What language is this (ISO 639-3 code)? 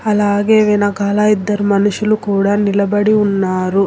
tel